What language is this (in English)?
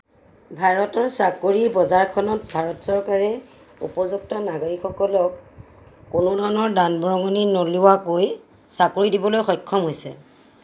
Assamese